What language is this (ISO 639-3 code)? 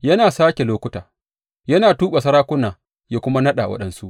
hau